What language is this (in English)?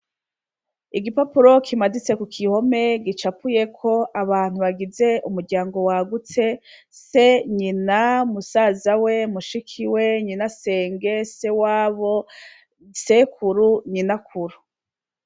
Rundi